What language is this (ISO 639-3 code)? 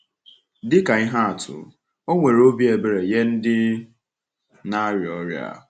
ibo